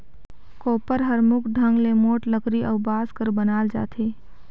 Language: Chhattisgarhi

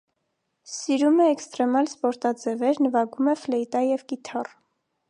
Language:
Armenian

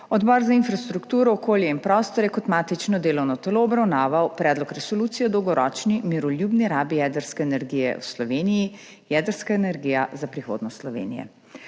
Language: Slovenian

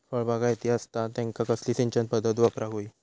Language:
Marathi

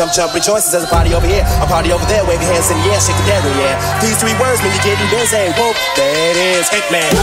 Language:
English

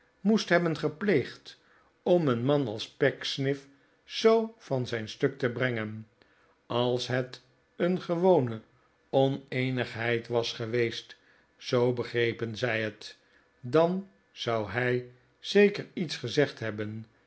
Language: Dutch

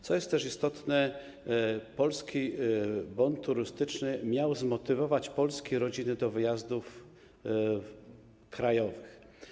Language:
Polish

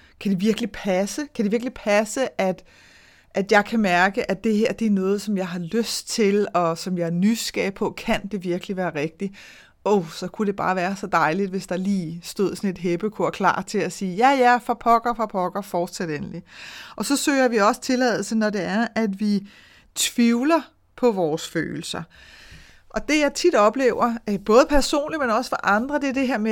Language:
Danish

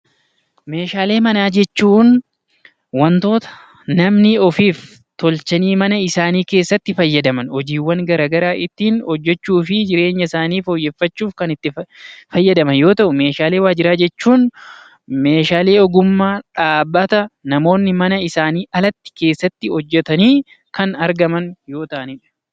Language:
Oromo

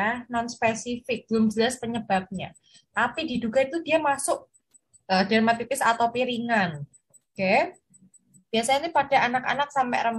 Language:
Indonesian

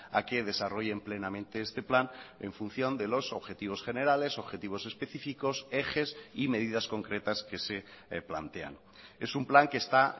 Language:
Spanish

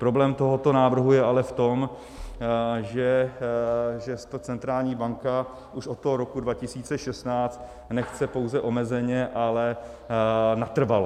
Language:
Czech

